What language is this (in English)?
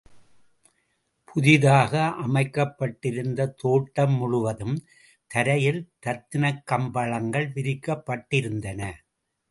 Tamil